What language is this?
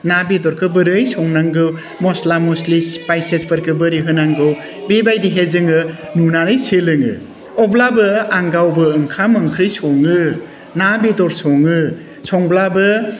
Bodo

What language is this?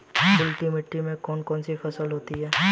Hindi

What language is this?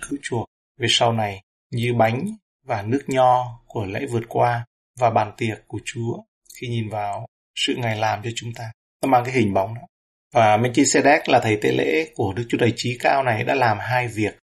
Vietnamese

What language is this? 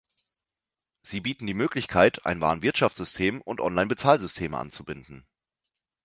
German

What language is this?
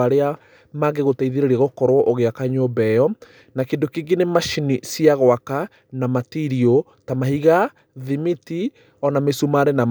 Kikuyu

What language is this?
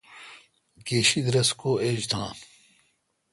Kalkoti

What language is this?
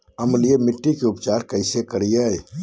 Magahi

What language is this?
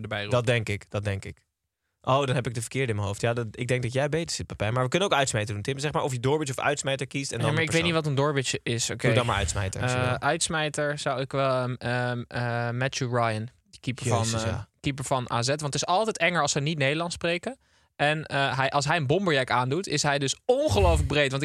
Dutch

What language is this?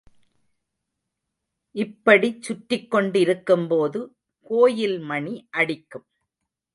Tamil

